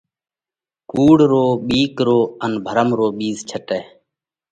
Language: Parkari Koli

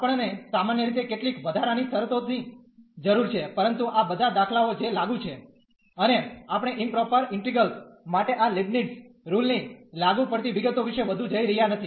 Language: Gujarati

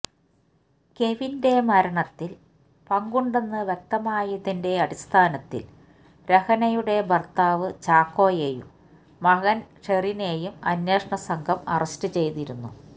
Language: Malayalam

